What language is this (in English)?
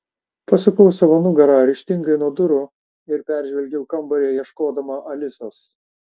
Lithuanian